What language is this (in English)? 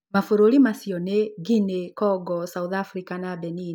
Kikuyu